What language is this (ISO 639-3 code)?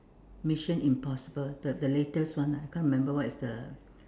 eng